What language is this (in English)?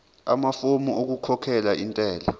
Zulu